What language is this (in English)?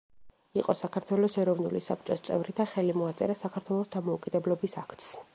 Georgian